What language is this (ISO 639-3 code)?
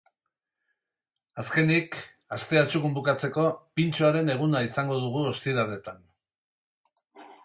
eus